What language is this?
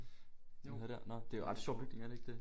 Danish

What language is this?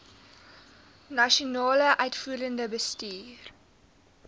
Afrikaans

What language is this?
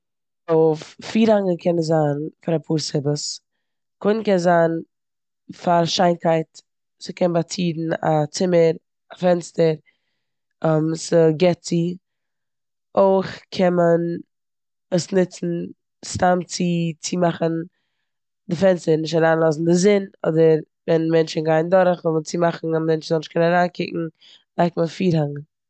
Yiddish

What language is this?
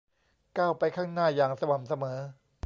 Thai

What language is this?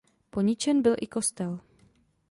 Czech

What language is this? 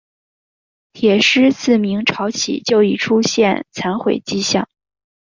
Chinese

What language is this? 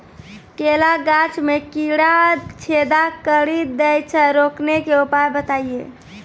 Maithili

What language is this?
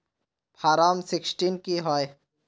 Magahi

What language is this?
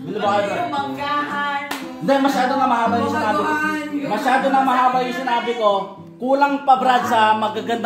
Filipino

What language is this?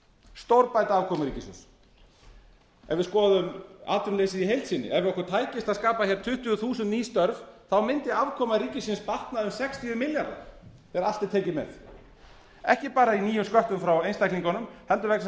Icelandic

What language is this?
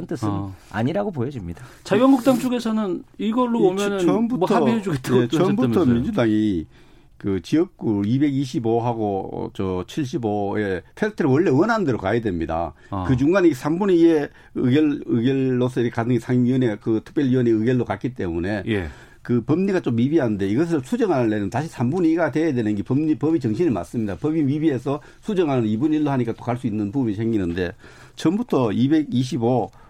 Korean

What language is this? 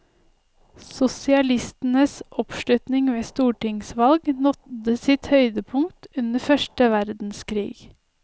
Norwegian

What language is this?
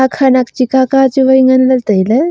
Wancho Naga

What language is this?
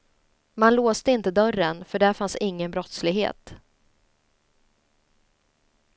Swedish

